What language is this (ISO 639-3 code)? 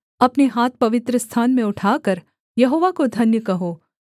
hin